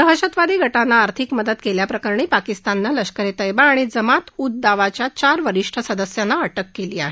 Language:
Marathi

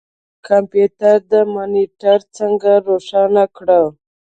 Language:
Pashto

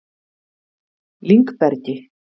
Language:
Icelandic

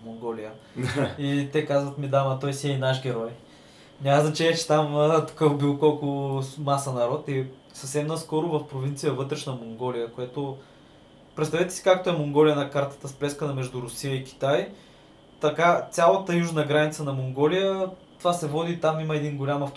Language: Bulgarian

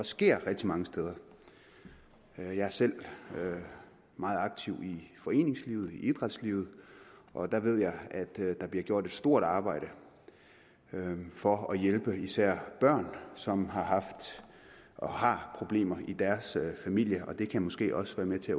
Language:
Danish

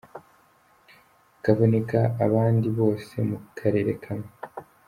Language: Kinyarwanda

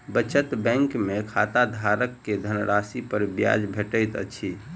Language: Maithili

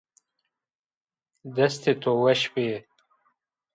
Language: Zaza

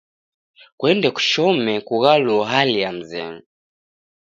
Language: Taita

